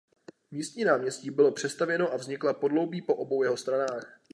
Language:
Czech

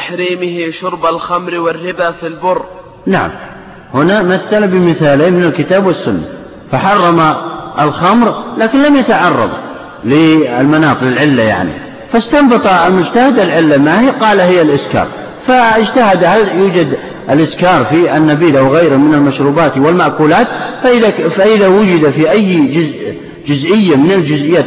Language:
Arabic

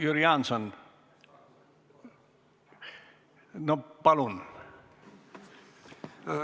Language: Estonian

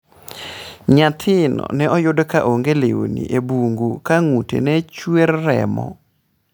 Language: Luo (Kenya and Tanzania)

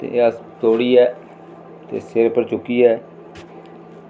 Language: Dogri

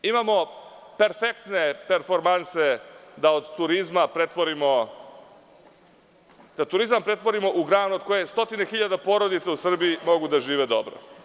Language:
Serbian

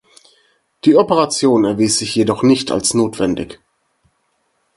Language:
German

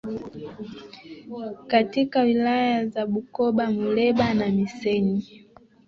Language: Swahili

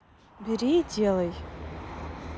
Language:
Russian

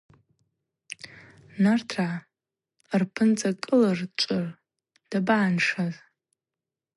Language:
Abaza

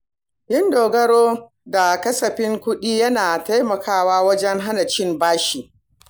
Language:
Hausa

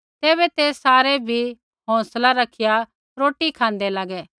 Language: Kullu Pahari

